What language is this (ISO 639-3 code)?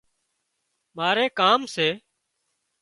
kxp